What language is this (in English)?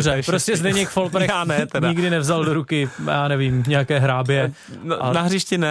Czech